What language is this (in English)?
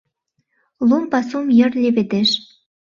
Mari